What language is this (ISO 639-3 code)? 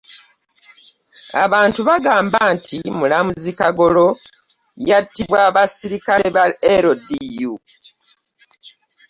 lug